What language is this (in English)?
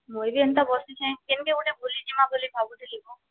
Odia